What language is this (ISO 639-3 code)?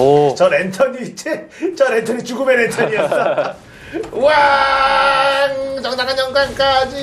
kor